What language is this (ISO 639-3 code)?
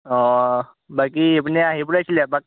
asm